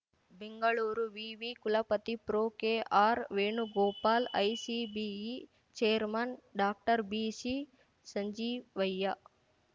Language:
Kannada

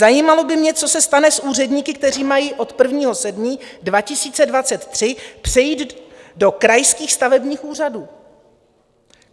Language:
Czech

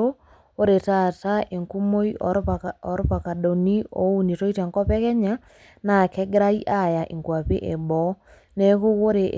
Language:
Masai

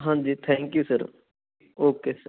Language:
Punjabi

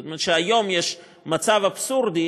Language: Hebrew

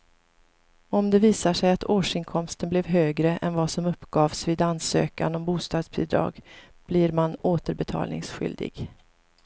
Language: Swedish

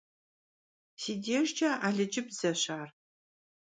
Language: Kabardian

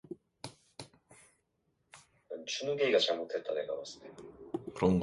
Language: Korean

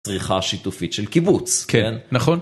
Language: Hebrew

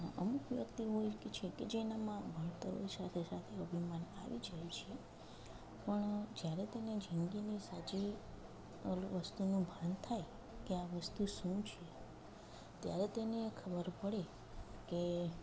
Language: Gujarati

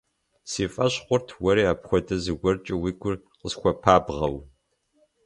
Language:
Kabardian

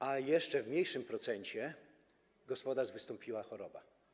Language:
Polish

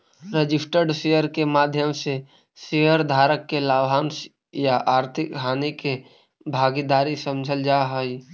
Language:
Magahi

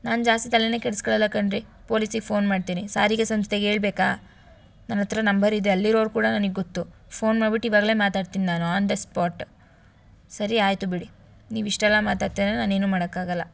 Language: Kannada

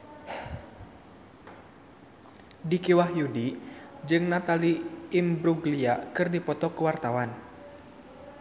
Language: Sundanese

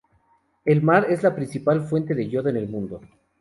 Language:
Spanish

